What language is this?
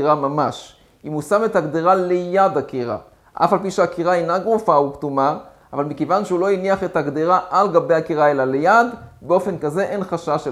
Hebrew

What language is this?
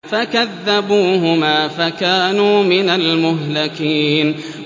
Arabic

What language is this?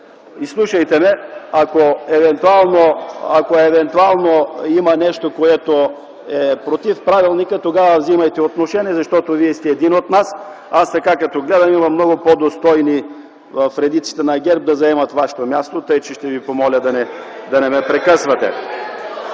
Bulgarian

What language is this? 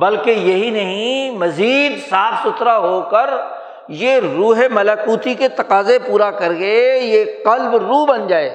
Urdu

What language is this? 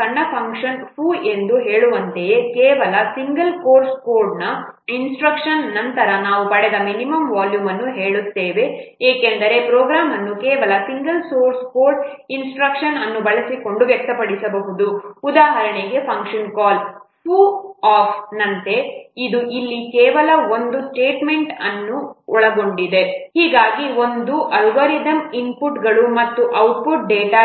Kannada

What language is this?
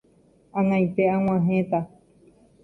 Guarani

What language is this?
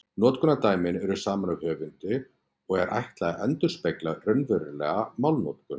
Icelandic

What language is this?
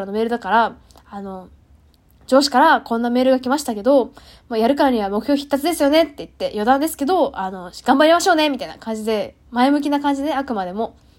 Japanese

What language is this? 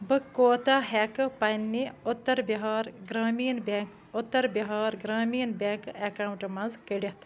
Kashmiri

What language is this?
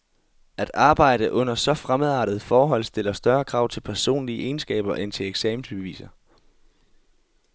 Danish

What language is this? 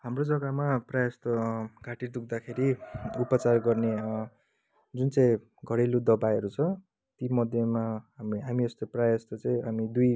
Nepali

